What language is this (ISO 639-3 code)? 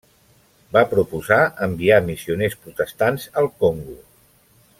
cat